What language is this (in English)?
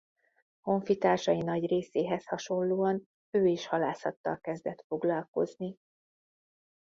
Hungarian